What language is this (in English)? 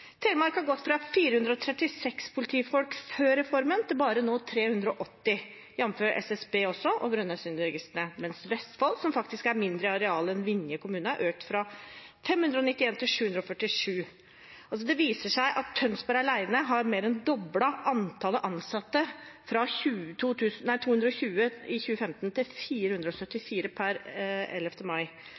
Norwegian Bokmål